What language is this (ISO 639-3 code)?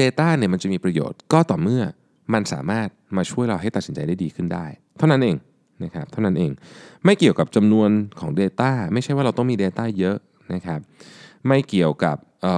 tha